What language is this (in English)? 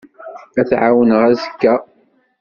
Kabyle